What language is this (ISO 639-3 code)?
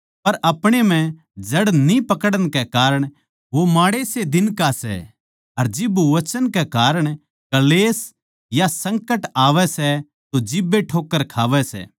bgc